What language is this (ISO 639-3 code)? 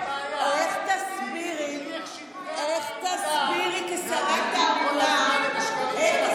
heb